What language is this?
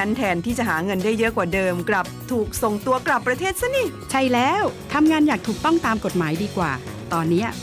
Thai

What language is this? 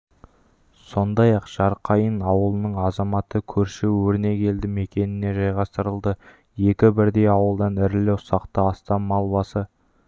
Kazakh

